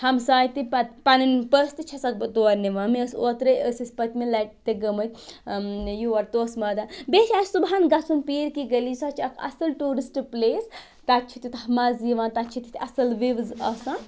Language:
Kashmiri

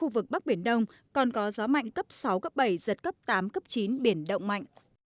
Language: Vietnamese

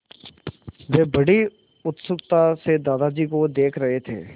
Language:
Hindi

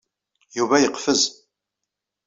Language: Kabyle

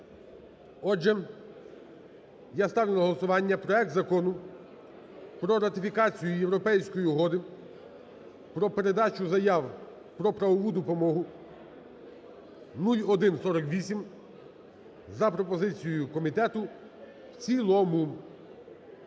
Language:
Ukrainian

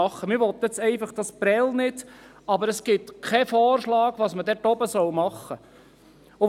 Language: Swiss German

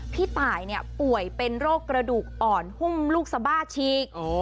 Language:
Thai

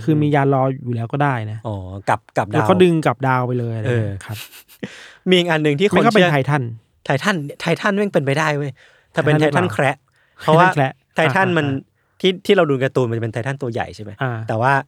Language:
Thai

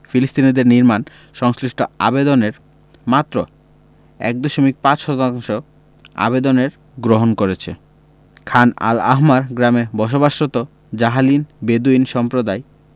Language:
Bangla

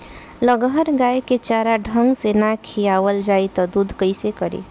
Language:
Bhojpuri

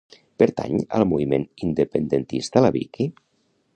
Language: Catalan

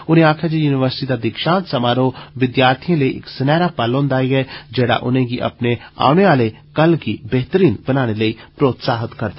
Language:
Dogri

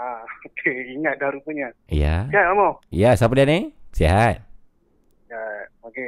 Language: Malay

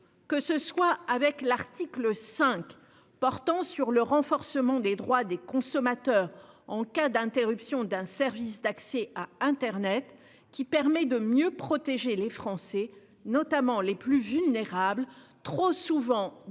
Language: French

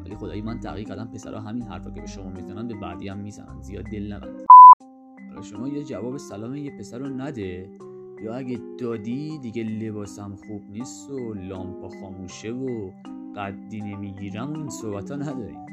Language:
Persian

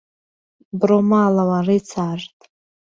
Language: Central Kurdish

